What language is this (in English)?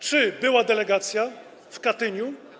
Polish